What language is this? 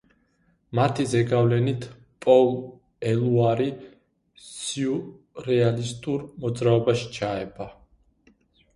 Georgian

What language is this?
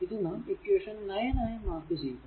Malayalam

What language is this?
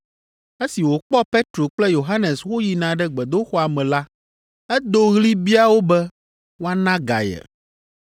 Ewe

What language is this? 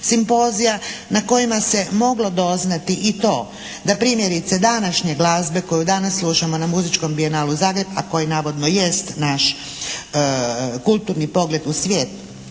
Croatian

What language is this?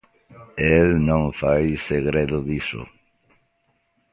Galician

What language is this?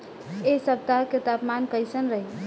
Bhojpuri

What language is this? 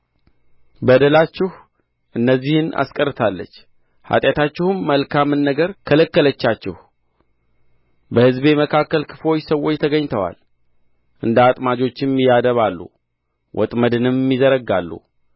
Amharic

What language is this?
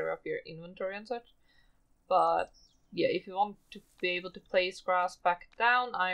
English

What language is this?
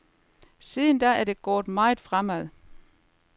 Danish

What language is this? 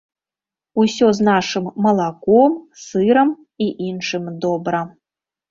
Belarusian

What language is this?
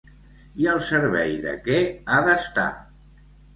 Catalan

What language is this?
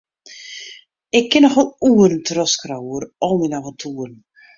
Western Frisian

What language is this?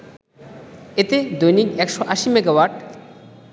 Bangla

